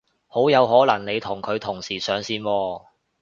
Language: Cantonese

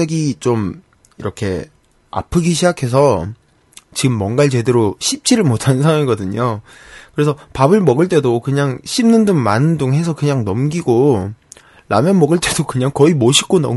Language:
Korean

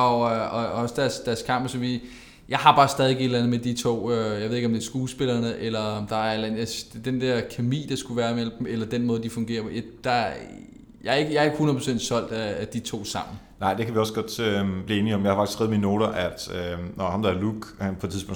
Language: Danish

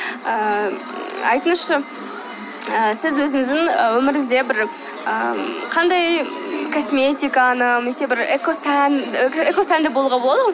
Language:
Kazakh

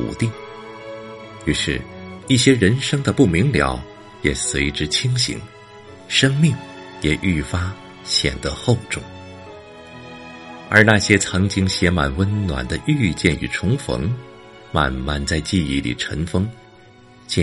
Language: Chinese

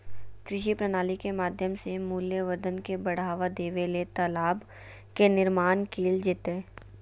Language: Magahi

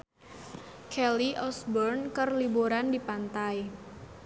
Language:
Sundanese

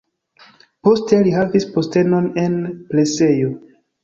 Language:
Esperanto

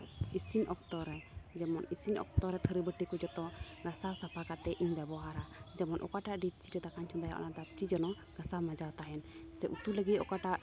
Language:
Santali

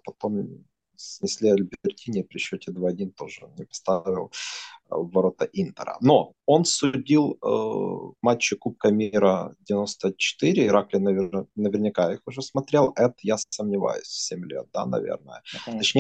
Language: Russian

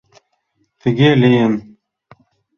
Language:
Mari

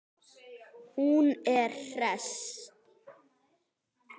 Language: Icelandic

